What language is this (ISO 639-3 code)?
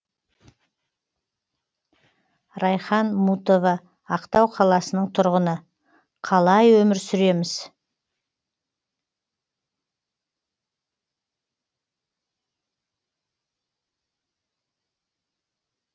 kaz